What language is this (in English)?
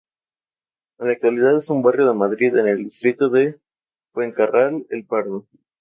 Spanish